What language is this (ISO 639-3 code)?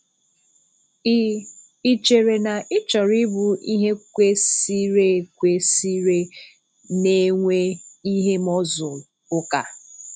ibo